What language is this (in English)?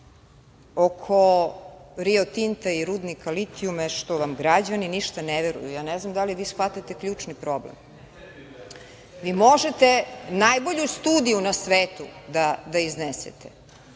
Serbian